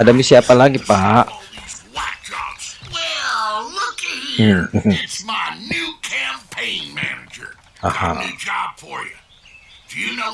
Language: Indonesian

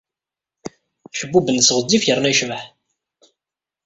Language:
Kabyle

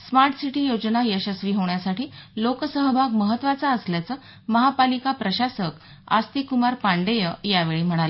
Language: Marathi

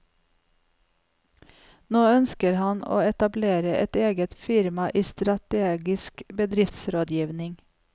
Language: Norwegian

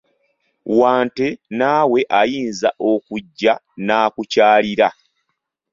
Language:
Ganda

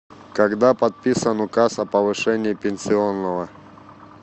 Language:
Russian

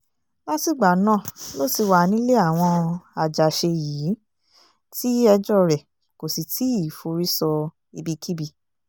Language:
Yoruba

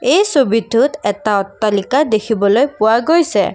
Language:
Assamese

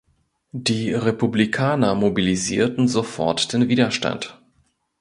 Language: German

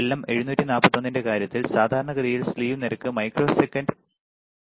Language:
Malayalam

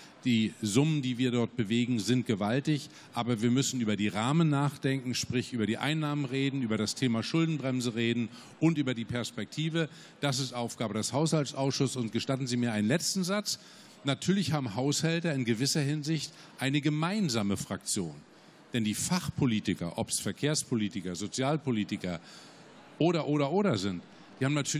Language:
German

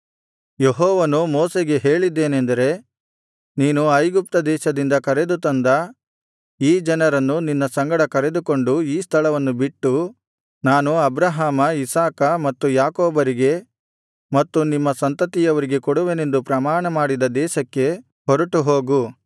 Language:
Kannada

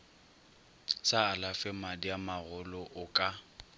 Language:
Northern Sotho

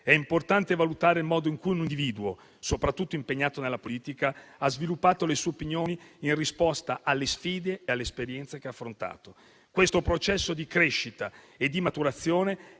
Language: Italian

